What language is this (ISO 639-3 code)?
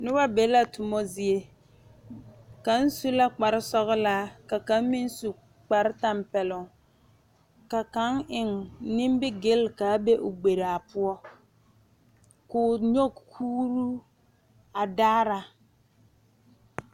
dga